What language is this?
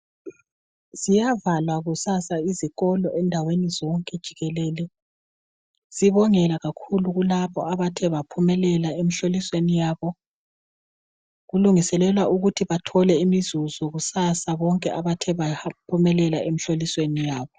North Ndebele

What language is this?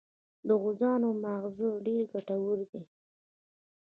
Pashto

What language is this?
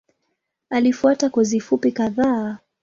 Swahili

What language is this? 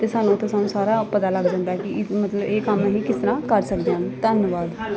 Punjabi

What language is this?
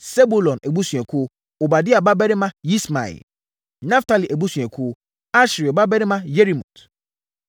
Akan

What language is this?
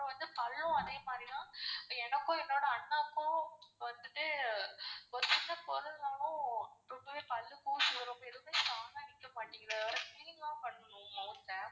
Tamil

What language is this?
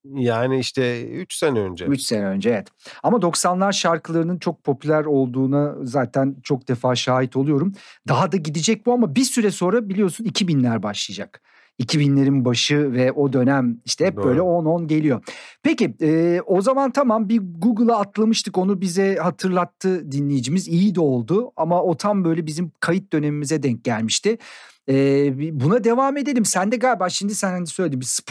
Turkish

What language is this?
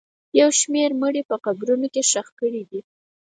Pashto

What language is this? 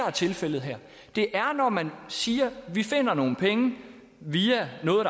Danish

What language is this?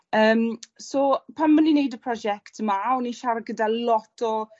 Welsh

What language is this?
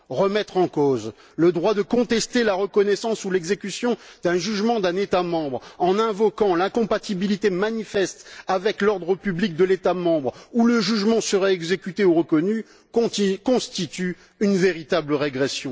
French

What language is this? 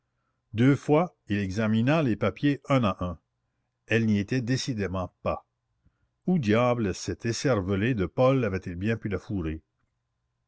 French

